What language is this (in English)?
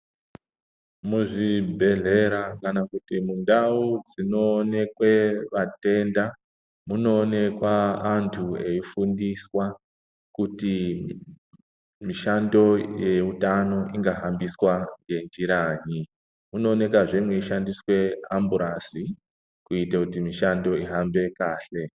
Ndau